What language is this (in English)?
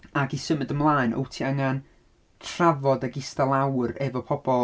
Welsh